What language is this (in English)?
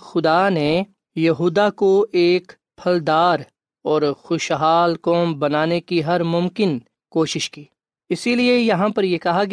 Urdu